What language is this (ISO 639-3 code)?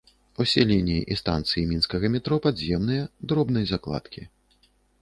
bel